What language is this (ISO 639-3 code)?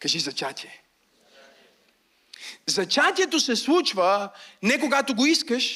bul